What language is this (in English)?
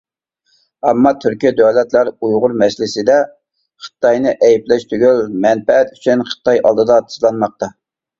Uyghur